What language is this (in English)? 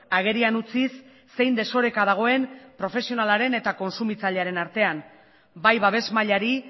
Basque